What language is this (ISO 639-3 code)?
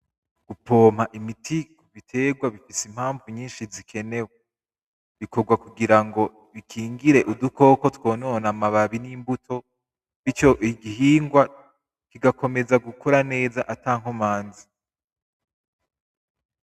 run